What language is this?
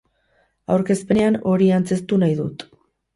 Basque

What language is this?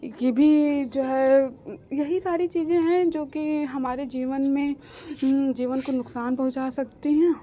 Hindi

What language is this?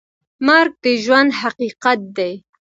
Pashto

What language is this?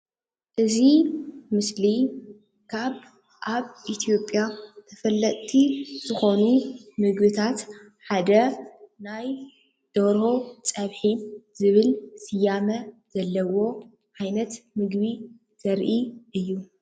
Tigrinya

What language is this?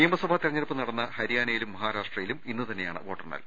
Malayalam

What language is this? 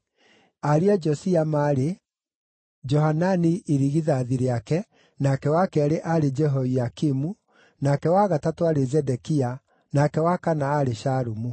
Kikuyu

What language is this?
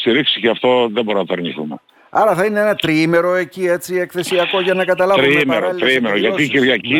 Greek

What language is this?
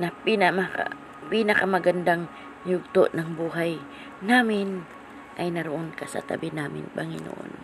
Filipino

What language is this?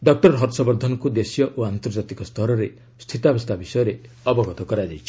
Odia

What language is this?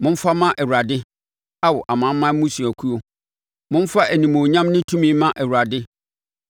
Akan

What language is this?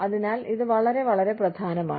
Malayalam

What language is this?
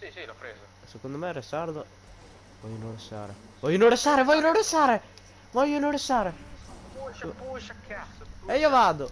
Italian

